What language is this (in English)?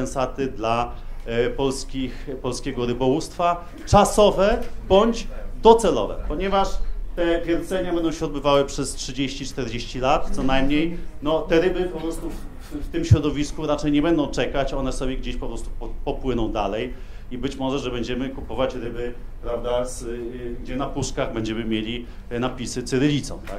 Polish